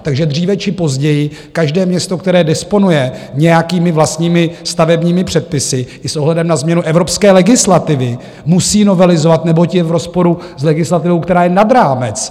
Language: Czech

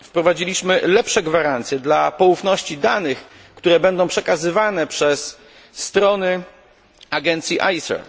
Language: Polish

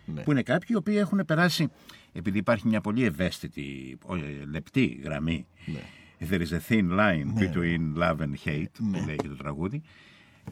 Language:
Greek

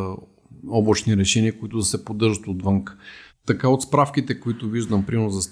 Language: Bulgarian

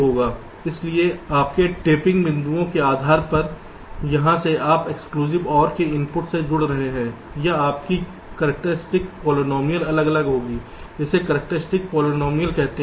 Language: Hindi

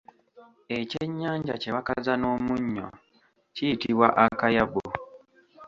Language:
Ganda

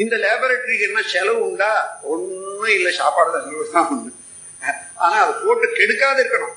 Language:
Tamil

